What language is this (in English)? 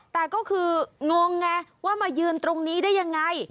Thai